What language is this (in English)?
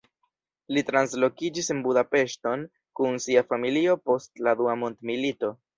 Esperanto